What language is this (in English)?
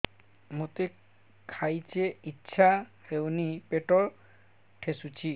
Odia